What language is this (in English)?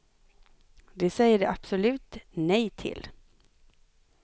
Swedish